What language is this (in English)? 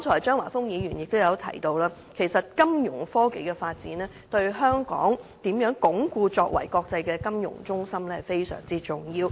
Cantonese